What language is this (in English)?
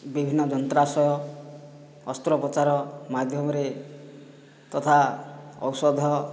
Odia